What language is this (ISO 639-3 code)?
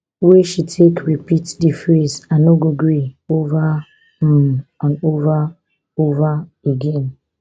pcm